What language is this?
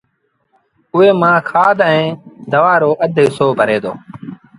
Sindhi Bhil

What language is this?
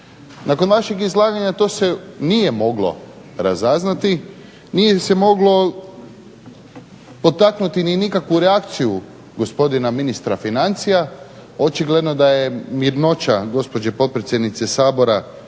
Croatian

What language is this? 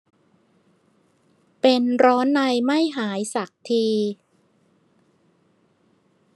Thai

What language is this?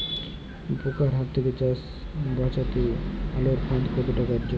Bangla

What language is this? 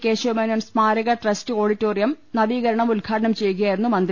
Malayalam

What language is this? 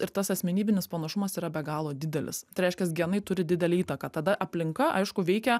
Lithuanian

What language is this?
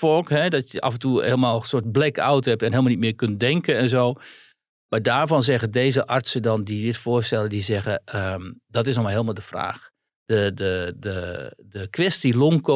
Dutch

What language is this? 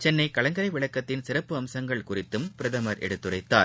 Tamil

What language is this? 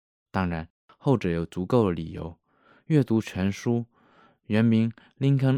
Chinese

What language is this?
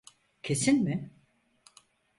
Turkish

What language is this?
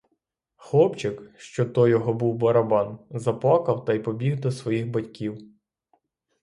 Ukrainian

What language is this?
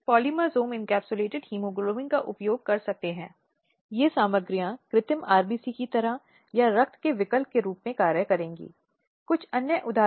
Hindi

